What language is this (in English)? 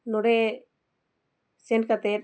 Santali